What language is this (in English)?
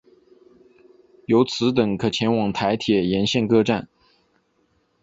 Chinese